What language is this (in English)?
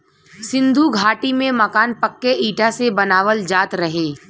Bhojpuri